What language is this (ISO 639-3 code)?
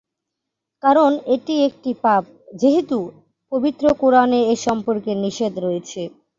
ben